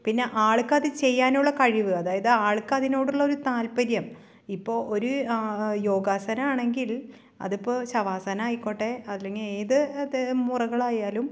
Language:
Malayalam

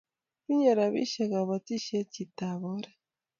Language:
Kalenjin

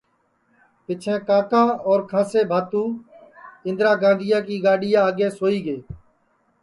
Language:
Sansi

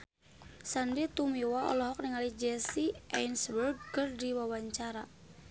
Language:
Sundanese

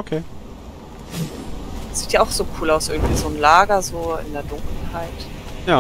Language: German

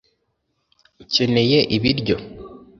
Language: Kinyarwanda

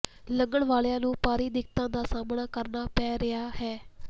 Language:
Punjabi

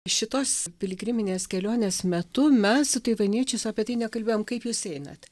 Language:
Lithuanian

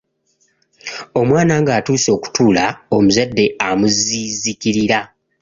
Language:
Ganda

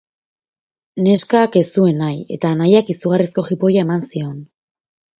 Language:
Basque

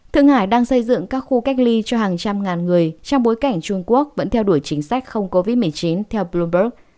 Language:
Vietnamese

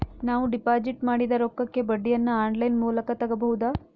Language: Kannada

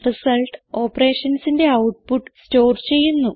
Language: Malayalam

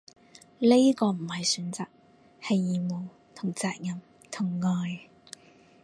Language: Cantonese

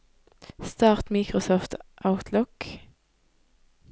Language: Norwegian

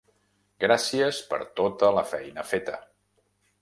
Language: Catalan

